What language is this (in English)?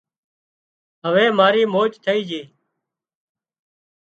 Wadiyara Koli